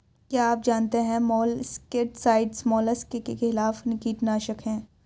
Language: Hindi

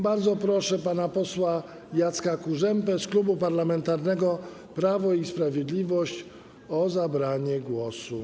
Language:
Polish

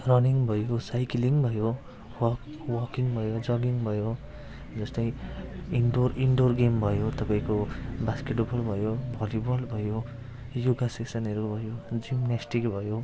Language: Nepali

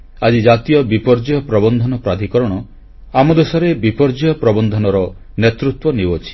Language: Odia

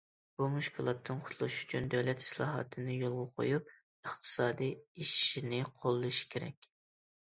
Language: Uyghur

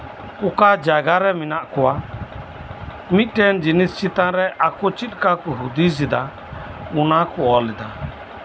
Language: Santali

